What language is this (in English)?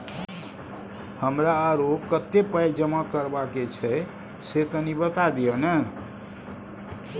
Maithili